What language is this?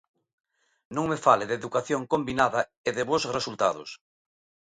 Galician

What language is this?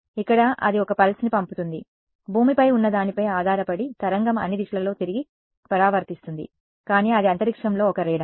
Telugu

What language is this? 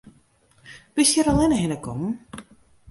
Western Frisian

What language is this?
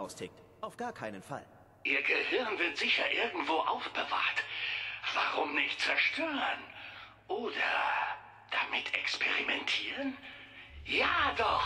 German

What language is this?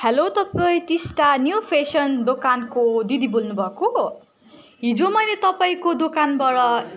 Nepali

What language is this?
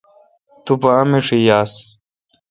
Kalkoti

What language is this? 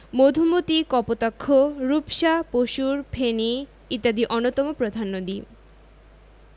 Bangla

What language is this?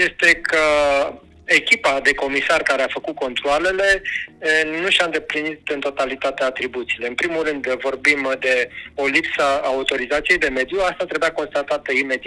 Romanian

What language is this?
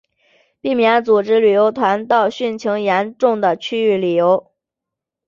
Chinese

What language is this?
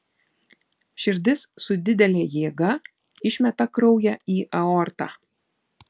Lithuanian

